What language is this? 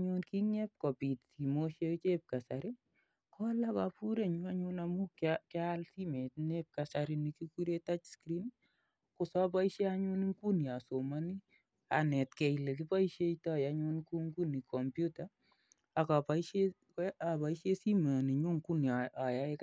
Kalenjin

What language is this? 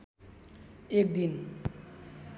Nepali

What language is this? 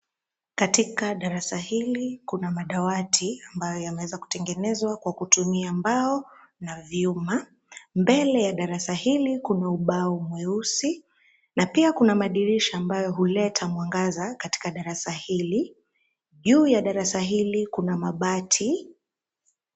Swahili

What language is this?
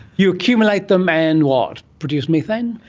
English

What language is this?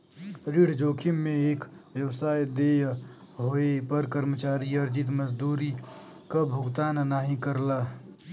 Bhojpuri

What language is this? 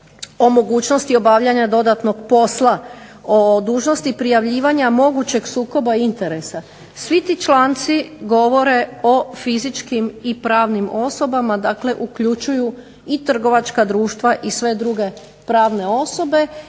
Croatian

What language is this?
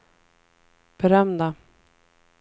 Swedish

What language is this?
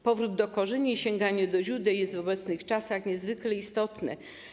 Polish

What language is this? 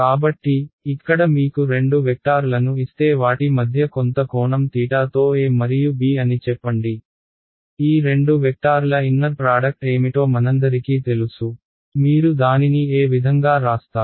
Telugu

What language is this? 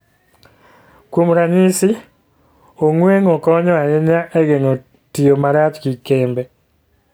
Luo (Kenya and Tanzania)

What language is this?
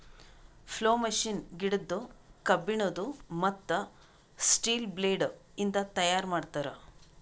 Kannada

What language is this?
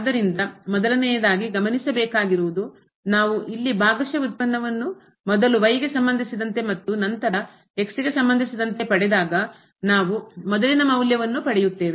Kannada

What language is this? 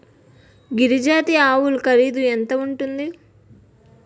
Telugu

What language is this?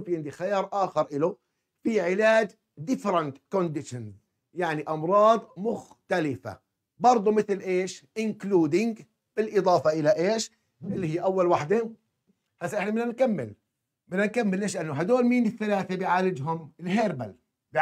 Arabic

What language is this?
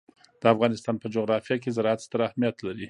Pashto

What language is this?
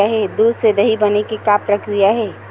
Chhattisgarhi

